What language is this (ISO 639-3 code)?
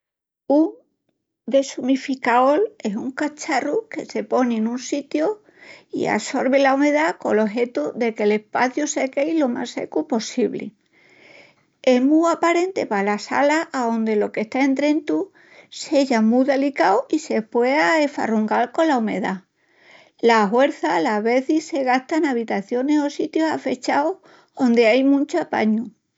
ext